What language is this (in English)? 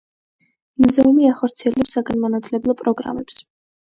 Georgian